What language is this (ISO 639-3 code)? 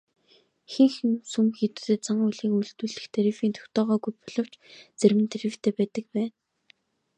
mon